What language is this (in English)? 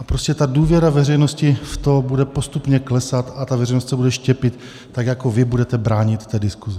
Czech